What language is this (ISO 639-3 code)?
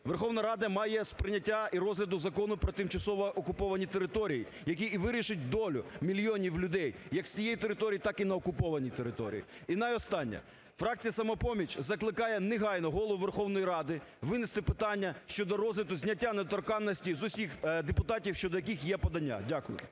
ukr